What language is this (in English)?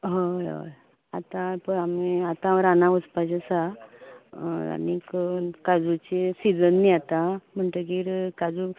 Konkani